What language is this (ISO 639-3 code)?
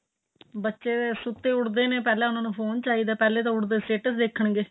pan